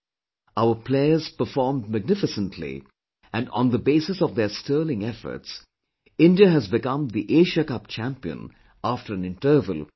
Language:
English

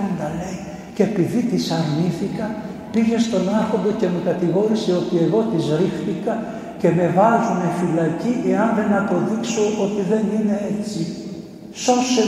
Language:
Greek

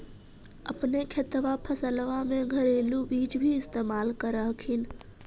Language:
Magahi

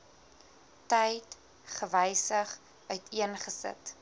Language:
Afrikaans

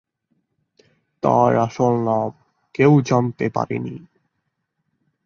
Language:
Bangla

